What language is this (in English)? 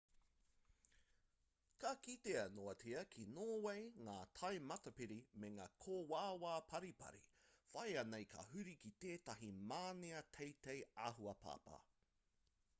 Māori